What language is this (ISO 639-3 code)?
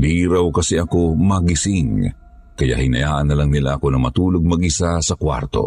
fil